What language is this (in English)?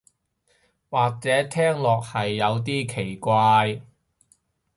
Cantonese